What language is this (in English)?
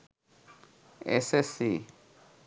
Bangla